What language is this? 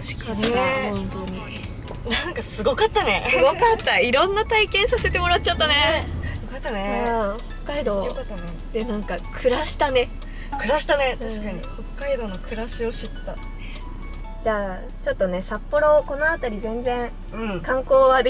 Japanese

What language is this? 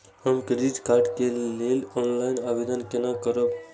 Maithili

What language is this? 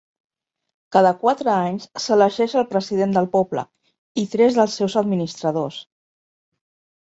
Catalan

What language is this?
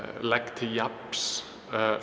Icelandic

